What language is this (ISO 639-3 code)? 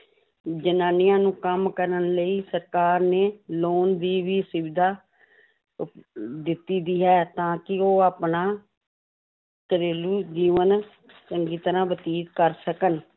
pan